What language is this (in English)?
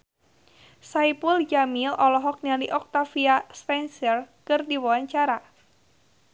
Sundanese